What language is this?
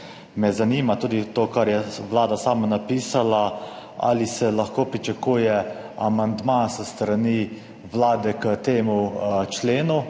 Slovenian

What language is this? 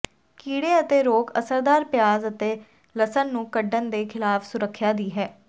Punjabi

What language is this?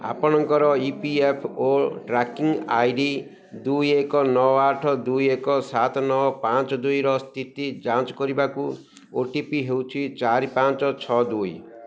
Odia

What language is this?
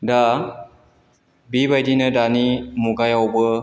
Bodo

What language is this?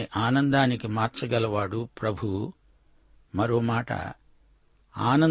Telugu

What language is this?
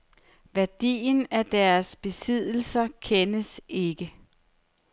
Danish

